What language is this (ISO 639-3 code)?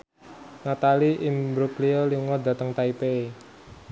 jav